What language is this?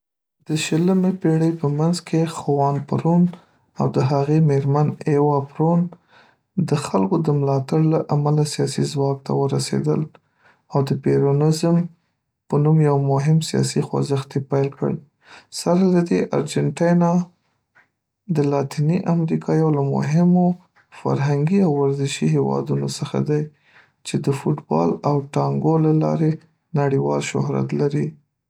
Pashto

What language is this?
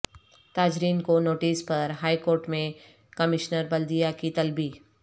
Urdu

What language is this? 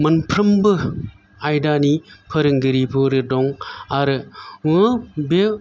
Bodo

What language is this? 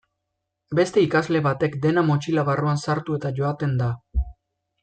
Basque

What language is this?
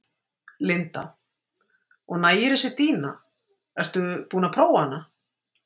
Icelandic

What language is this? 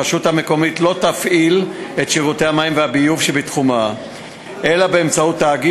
Hebrew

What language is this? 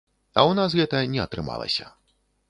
Belarusian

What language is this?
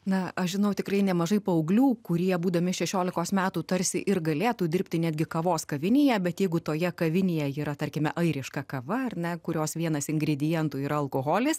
Lithuanian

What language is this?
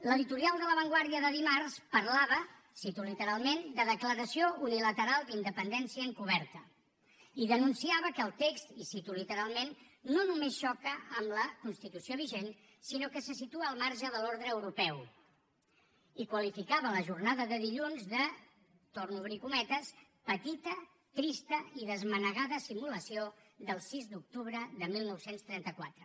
Catalan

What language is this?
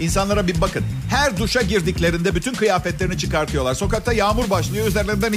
Turkish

